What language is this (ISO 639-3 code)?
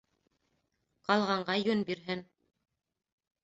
bak